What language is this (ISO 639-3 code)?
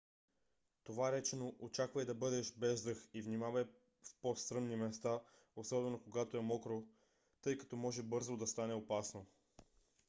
bul